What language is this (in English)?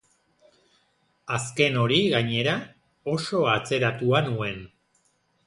Basque